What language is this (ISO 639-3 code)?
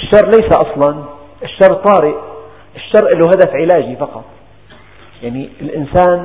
ara